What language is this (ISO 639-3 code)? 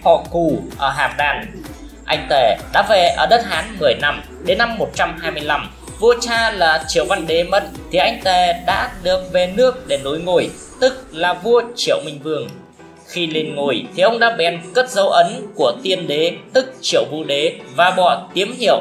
vie